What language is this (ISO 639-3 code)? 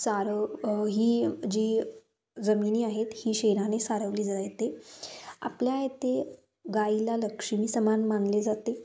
mar